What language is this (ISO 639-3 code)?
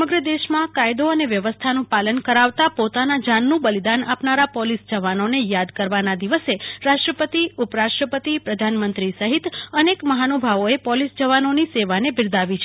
guj